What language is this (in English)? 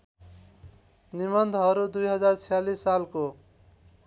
Nepali